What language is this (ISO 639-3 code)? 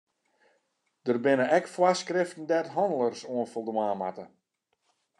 fry